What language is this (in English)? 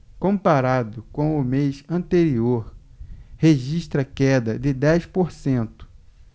Portuguese